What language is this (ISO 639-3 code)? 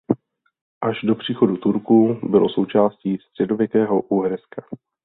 ces